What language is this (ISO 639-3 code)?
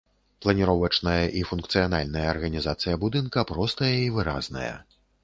bel